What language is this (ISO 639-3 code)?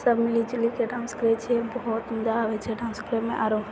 mai